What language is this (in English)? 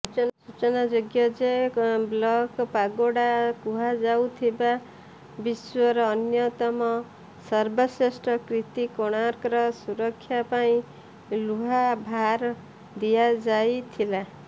Odia